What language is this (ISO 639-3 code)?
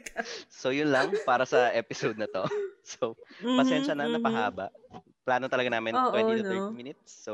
fil